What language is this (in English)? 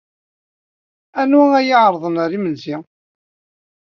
Kabyle